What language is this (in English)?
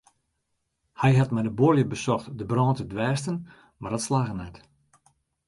Western Frisian